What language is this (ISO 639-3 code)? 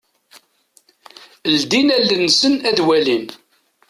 kab